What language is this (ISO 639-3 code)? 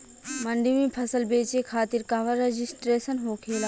bho